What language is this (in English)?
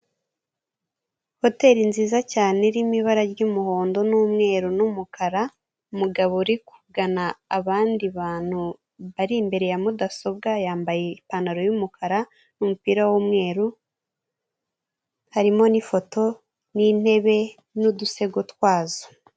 Kinyarwanda